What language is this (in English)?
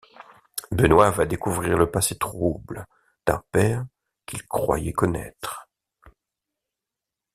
French